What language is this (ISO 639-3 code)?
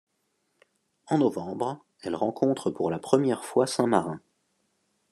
fra